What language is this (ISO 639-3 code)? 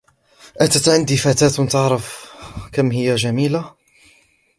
ara